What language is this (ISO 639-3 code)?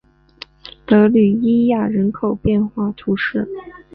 zho